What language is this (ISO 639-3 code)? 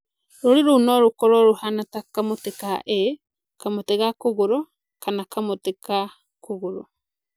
kik